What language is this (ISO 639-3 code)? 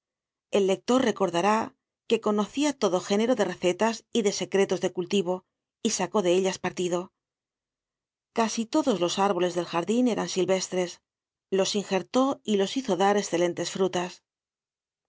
spa